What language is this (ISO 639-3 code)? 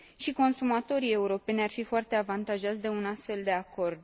ron